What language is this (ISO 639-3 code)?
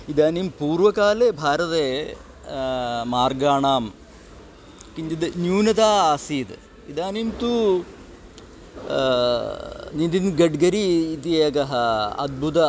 san